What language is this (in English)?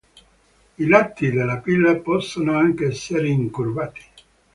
Italian